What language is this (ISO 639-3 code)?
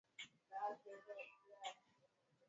swa